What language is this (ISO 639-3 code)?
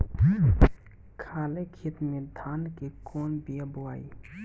bho